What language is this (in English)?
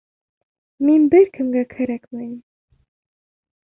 Bashkir